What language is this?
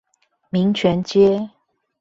Chinese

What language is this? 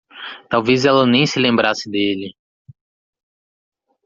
Portuguese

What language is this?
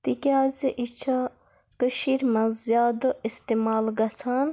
Kashmiri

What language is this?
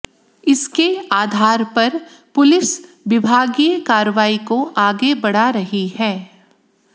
Hindi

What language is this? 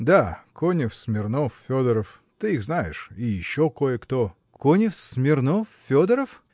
Russian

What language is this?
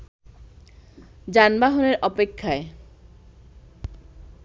Bangla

